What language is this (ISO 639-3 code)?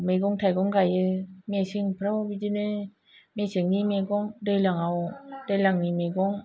brx